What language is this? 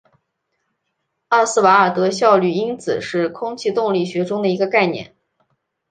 Chinese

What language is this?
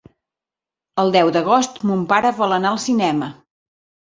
Catalan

